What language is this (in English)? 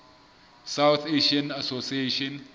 Southern Sotho